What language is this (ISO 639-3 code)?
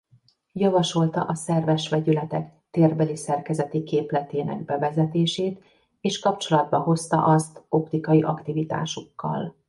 hun